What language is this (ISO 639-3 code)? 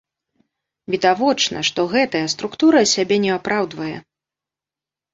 bel